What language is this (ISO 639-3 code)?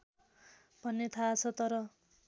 nep